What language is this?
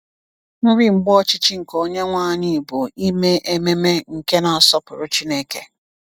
Igbo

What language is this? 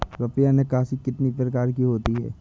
Hindi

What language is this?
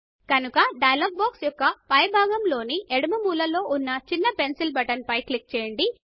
Telugu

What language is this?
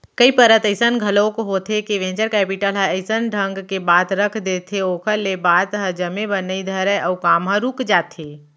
Chhattisgarhi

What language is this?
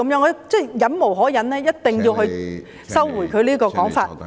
Cantonese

